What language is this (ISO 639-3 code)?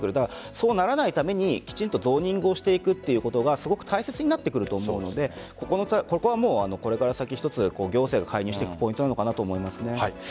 jpn